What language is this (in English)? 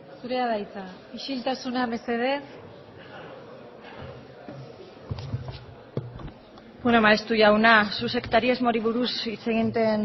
Basque